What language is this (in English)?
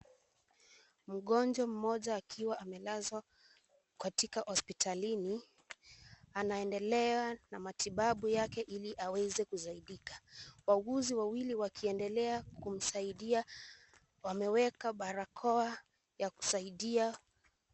Swahili